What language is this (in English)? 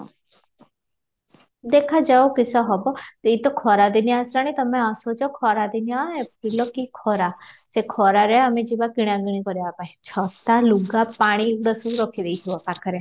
Odia